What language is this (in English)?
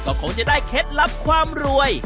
Thai